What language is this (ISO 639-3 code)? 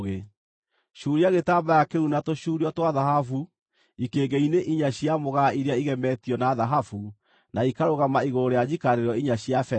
kik